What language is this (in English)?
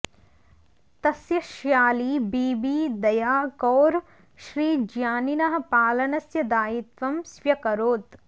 Sanskrit